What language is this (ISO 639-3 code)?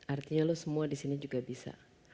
ind